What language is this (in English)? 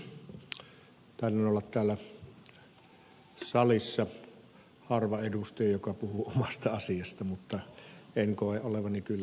Finnish